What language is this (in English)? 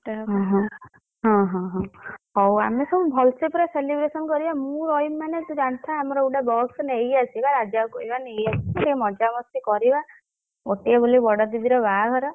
Odia